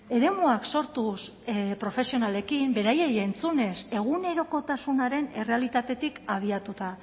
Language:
Basque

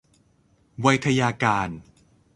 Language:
Thai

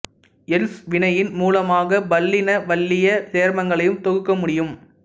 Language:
Tamil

